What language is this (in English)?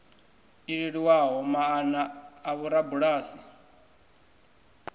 Venda